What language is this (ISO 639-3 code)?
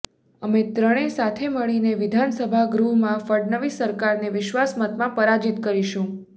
guj